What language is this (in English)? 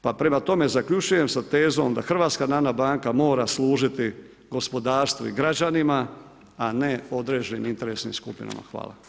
Croatian